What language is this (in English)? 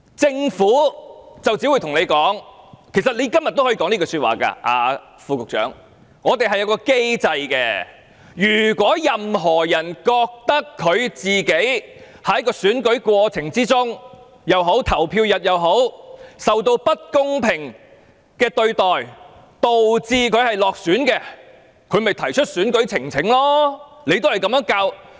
Cantonese